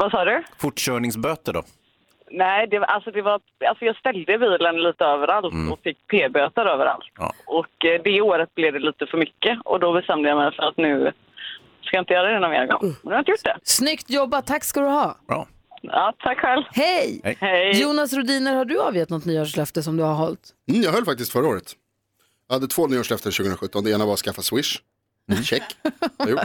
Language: Swedish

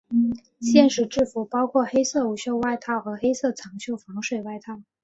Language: Chinese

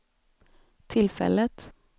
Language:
Swedish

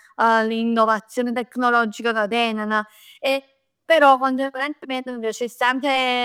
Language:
Neapolitan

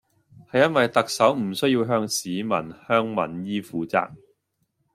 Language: Cantonese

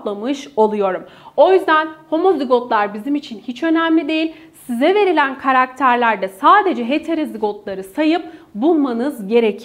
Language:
Turkish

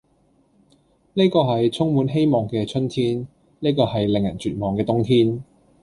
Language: Cantonese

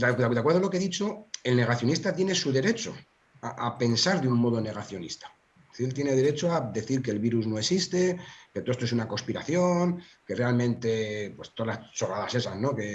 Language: Spanish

